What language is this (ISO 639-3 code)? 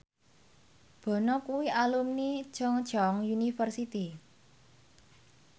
jav